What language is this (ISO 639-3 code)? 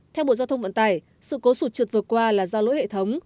vie